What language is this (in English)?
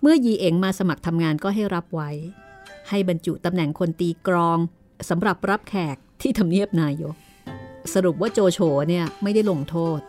Thai